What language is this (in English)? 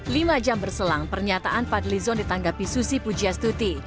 Indonesian